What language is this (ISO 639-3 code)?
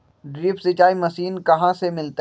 mag